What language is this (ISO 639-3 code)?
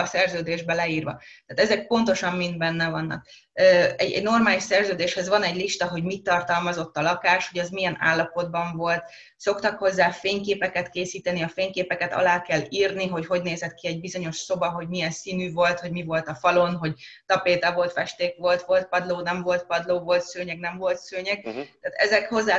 hun